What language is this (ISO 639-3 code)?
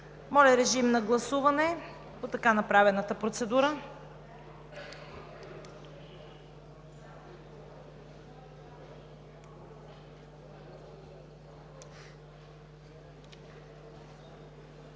bul